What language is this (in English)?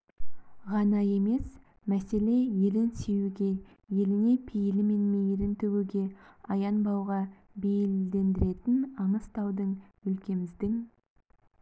Kazakh